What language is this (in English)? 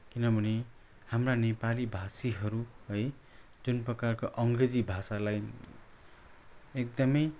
Nepali